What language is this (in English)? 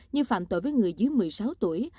Vietnamese